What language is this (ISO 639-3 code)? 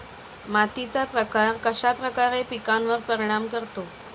mar